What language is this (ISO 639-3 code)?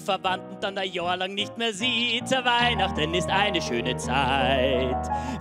deu